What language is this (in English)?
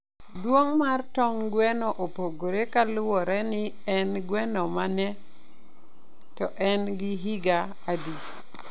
Luo (Kenya and Tanzania)